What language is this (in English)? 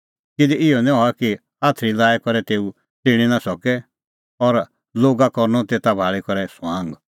Kullu Pahari